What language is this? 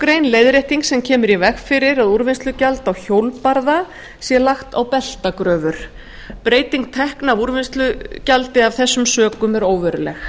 Icelandic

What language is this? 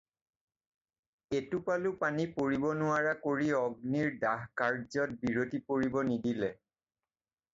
Assamese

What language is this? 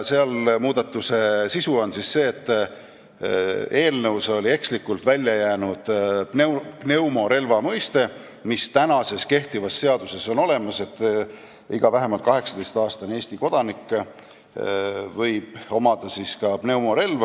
Estonian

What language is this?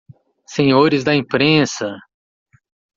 Portuguese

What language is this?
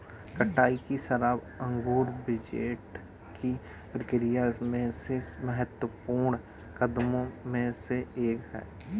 Hindi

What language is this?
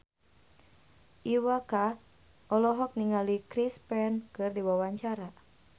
Sundanese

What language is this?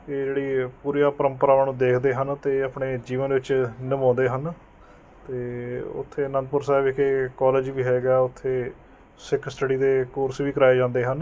Punjabi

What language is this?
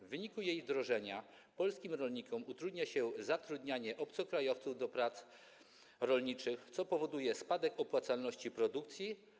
Polish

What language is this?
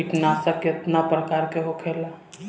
Bhojpuri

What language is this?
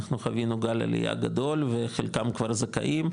Hebrew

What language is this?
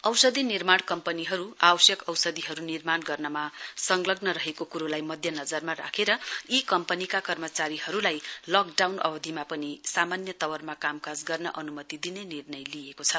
Nepali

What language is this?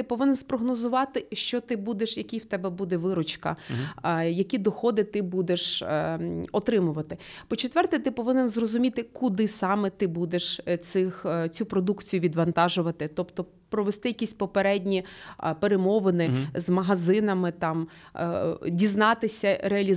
Ukrainian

